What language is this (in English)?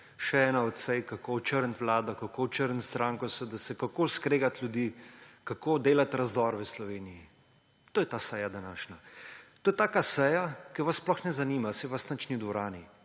Slovenian